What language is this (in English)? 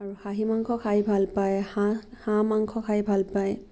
Assamese